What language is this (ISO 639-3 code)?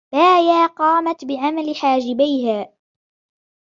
ara